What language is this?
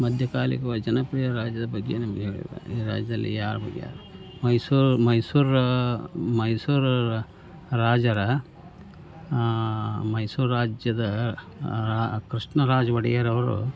Kannada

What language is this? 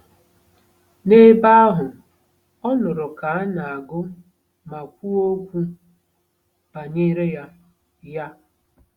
Igbo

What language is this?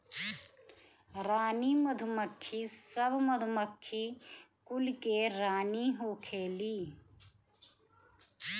Bhojpuri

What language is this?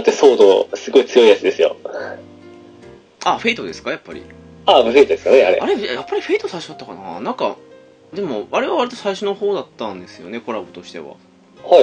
Japanese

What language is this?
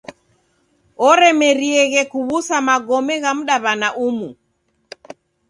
Taita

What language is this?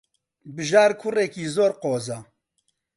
Central Kurdish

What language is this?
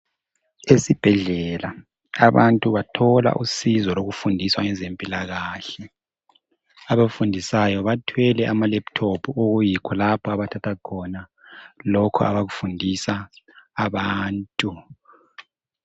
North Ndebele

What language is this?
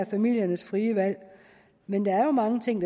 Danish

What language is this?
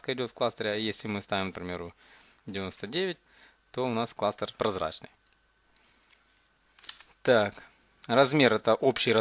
Russian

